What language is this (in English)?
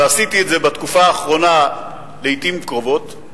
Hebrew